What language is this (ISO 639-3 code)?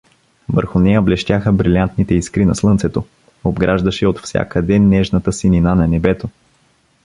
bul